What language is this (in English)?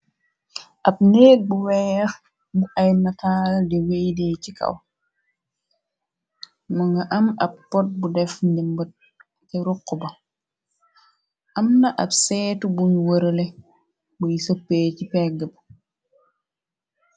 Wolof